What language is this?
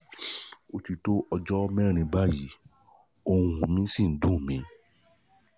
Yoruba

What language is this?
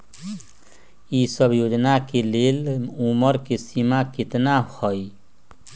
Magahi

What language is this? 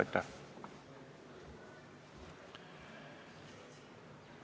Estonian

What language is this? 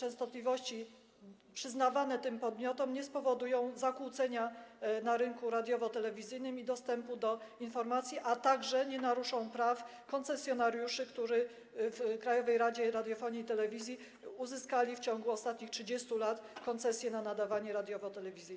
Polish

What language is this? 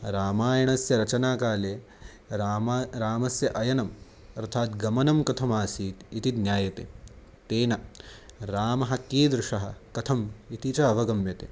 Sanskrit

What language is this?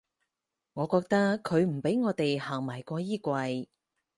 Cantonese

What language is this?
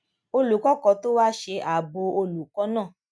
Yoruba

